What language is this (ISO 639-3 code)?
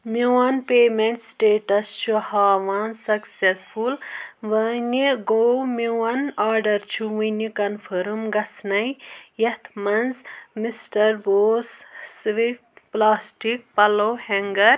kas